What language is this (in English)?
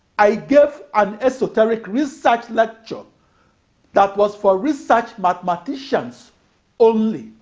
English